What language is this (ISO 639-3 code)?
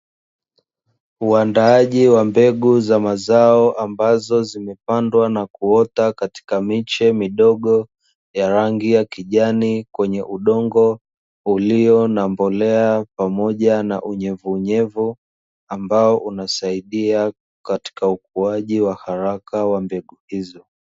swa